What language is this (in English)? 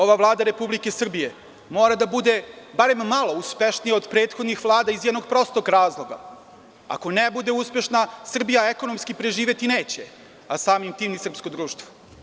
Serbian